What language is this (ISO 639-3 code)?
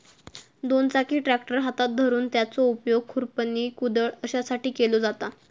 mar